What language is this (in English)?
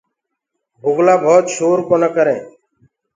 Gurgula